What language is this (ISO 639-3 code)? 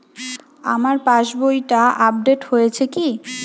ben